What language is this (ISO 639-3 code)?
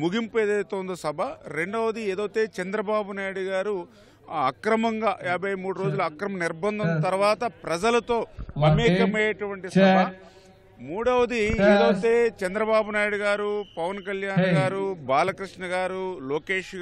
hin